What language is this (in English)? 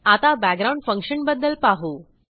Marathi